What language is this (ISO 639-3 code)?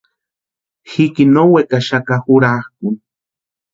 pua